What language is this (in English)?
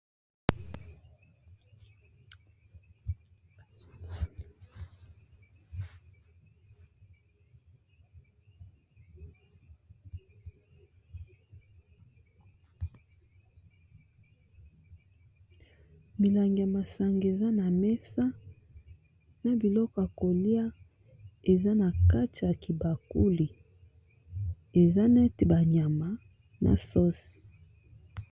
Lingala